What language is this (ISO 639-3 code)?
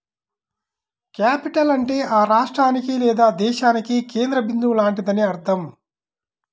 tel